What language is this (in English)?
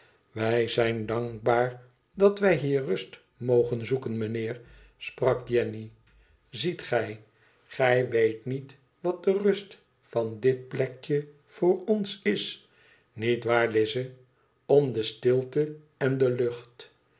Dutch